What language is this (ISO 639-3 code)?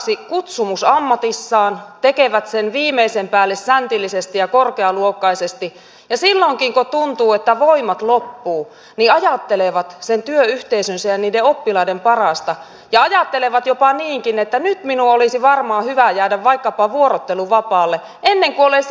fin